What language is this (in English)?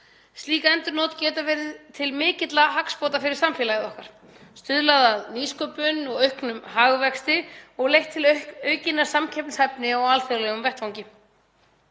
Icelandic